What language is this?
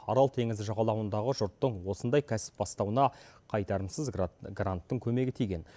Kazakh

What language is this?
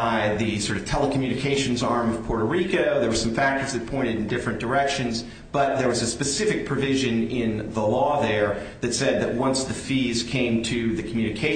English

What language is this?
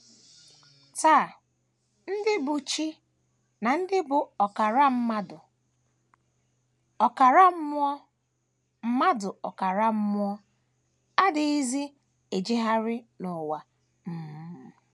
Igbo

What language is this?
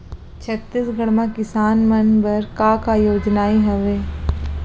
Chhattisgarhi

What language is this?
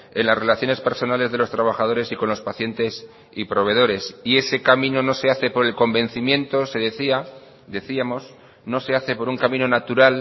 Spanish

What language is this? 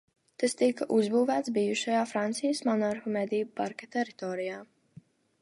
Latvian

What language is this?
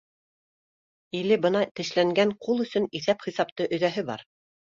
Bashkir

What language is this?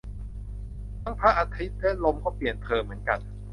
Thai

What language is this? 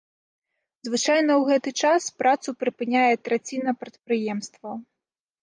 Belarusian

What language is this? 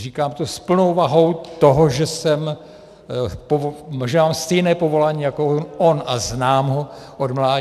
Czech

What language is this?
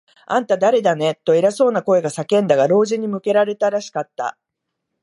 Japanese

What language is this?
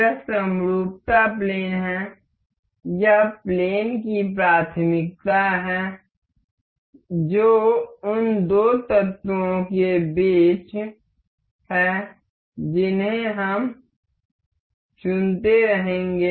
Hindi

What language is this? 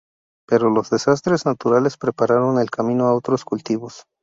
Spanish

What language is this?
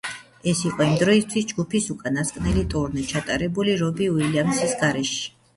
Georgian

